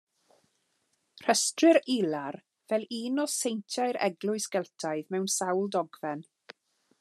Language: Welsh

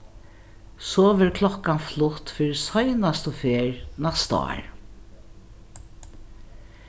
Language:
Faroese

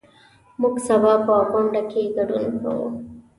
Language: Pashto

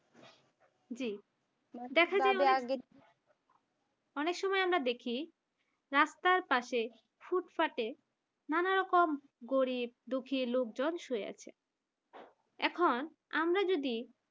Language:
Bangla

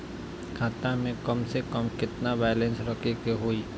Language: Bhojpuri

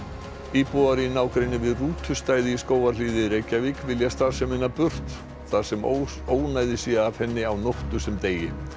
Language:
Icelandic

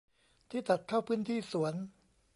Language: Thai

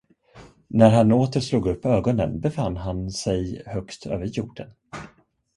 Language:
Swedish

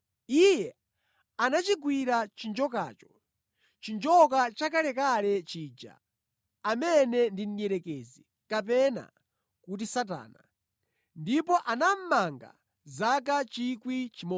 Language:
Nyanja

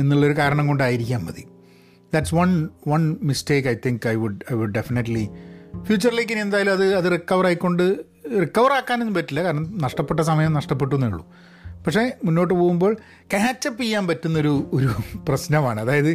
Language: Malayalam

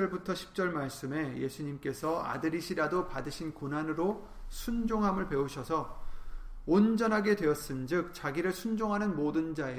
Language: Korean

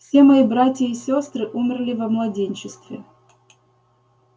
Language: Russian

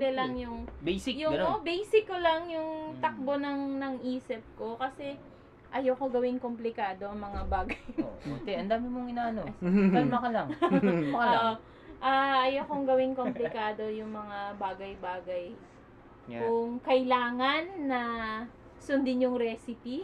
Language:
Filipino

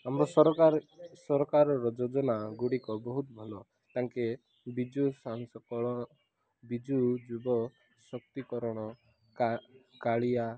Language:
Odia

